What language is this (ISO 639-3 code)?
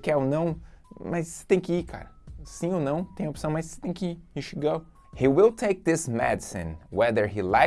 por